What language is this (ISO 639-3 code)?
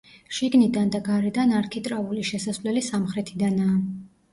kat